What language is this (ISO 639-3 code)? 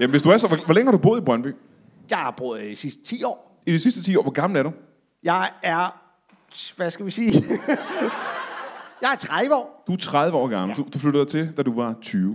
dan